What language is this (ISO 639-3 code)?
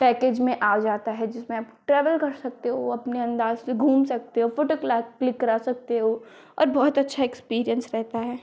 hin